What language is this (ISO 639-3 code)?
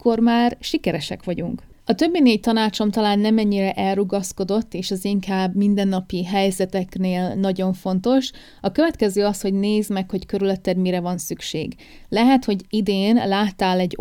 hun